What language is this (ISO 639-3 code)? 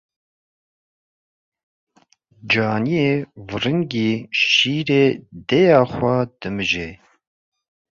kur